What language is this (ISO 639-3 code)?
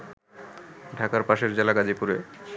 ben